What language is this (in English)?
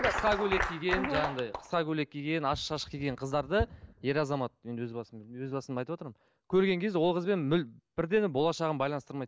Kazakh